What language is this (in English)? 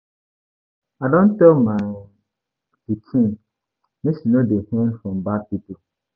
Nigerian Pidgin